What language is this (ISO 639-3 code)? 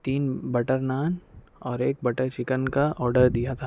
urd